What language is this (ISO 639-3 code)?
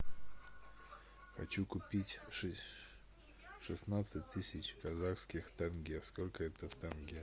rus